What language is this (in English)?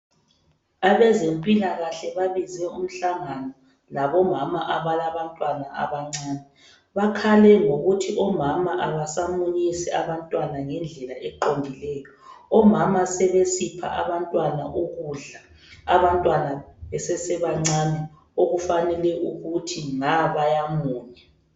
North Ndebele